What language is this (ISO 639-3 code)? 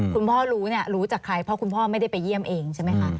tha